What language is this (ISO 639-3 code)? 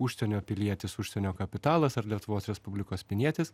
lit